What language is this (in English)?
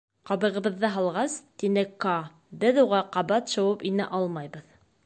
Bashkir